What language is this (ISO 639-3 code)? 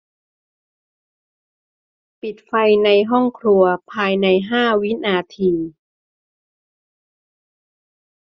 tha